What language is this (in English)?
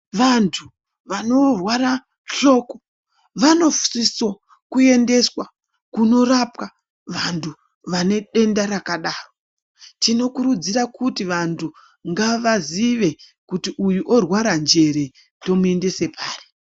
Ndau